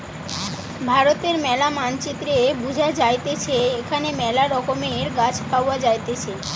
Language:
Bangla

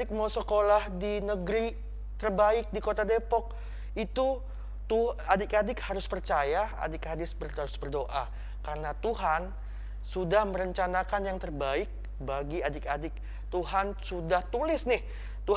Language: Indonesian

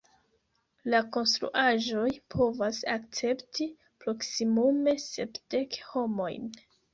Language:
Esperanto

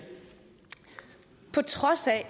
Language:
Danish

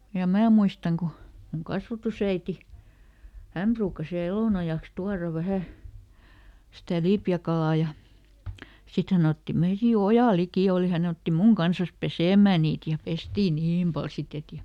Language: Finnish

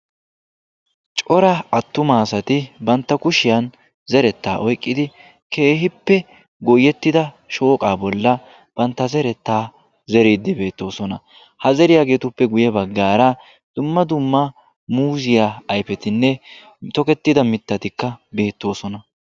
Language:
Wolaytta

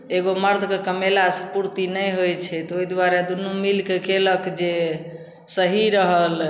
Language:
Maithili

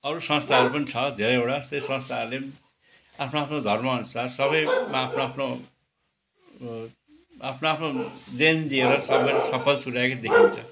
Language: Nepali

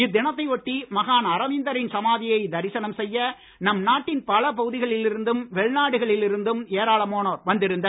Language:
Tamil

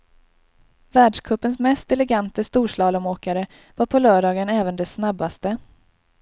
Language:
Swedish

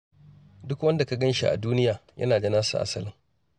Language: Hausa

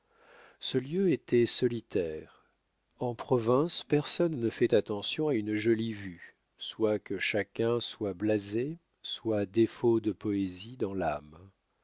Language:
French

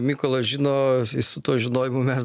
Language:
Lithuanian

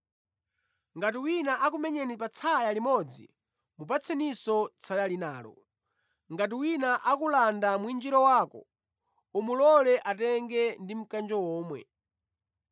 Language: Nyanja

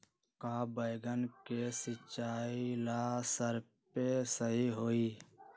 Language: Magahi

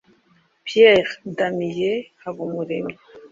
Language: Kinyarwanda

